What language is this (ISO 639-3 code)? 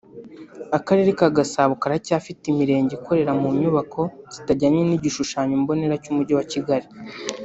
kin